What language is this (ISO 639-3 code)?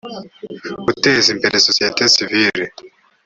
kin